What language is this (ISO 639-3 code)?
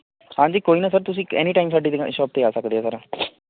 pan